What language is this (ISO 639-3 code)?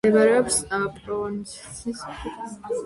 kat